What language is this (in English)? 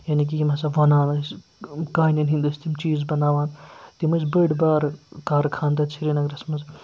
Kashmiri